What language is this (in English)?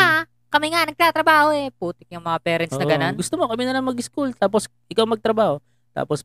Filipino